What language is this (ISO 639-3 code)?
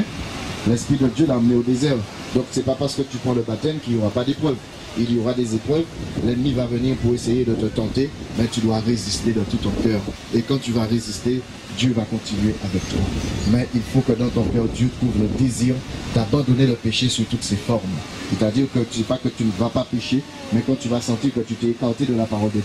fra